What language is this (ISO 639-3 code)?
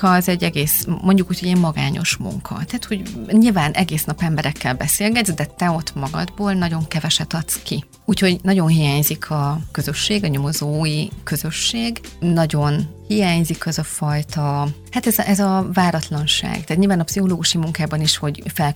hun